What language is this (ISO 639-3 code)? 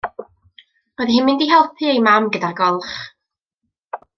cym